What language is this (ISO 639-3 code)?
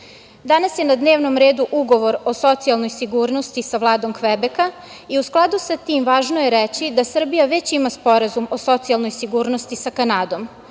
srp